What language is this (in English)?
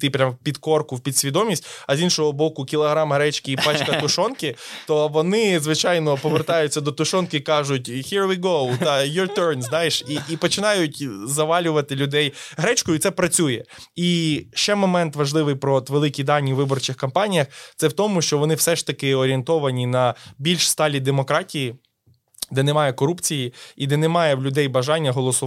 Ukrainian